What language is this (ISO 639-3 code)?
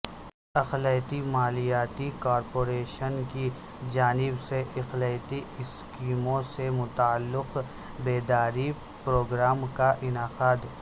urd